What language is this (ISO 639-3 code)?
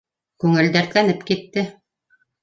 bak